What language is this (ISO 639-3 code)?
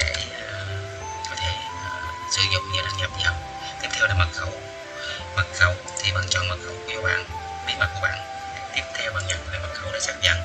vie